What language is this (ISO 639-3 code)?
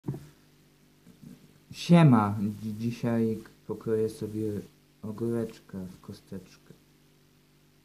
pol